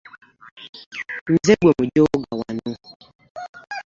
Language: Ganda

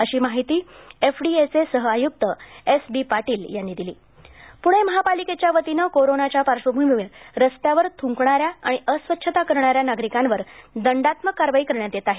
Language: Marathi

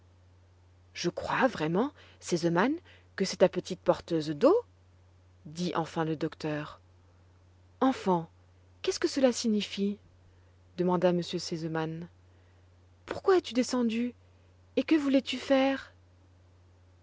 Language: French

